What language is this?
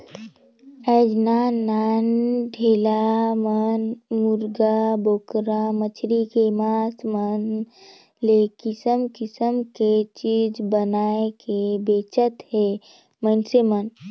Chhattisgarhi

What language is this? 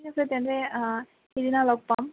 Assamese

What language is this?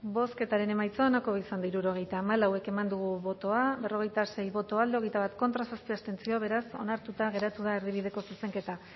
Basque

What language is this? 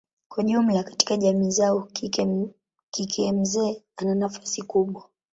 Swahili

